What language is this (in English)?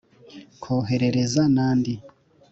Kinyarwanda